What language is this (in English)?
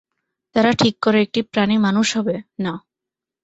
Bangla